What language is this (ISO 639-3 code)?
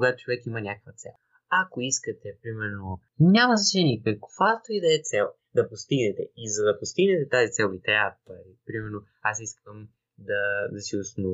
bul